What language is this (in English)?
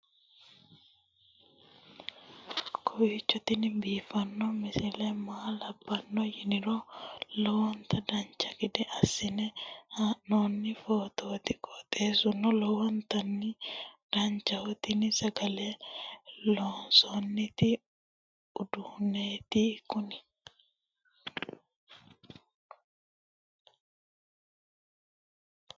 Sidamo